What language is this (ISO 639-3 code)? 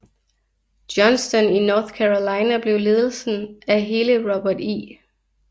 dan